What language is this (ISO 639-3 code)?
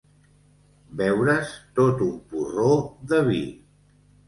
cat